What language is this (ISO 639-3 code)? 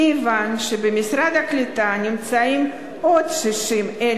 heb